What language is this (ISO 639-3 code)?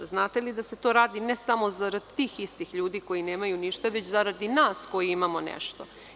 srp